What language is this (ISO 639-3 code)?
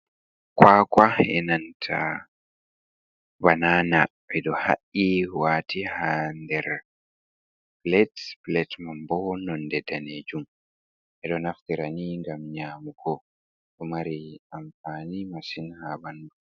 ful